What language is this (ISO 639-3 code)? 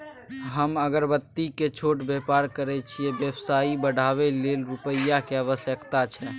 mai